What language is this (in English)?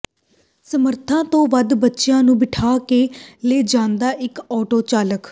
Punjabi